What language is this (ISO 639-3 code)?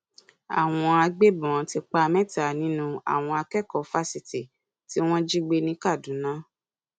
yor